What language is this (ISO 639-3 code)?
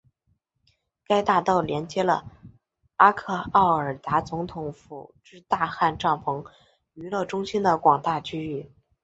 zho